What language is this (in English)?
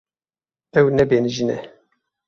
Kurdish